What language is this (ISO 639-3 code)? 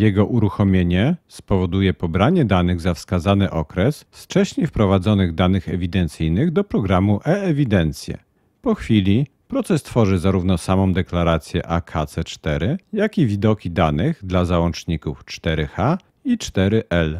pol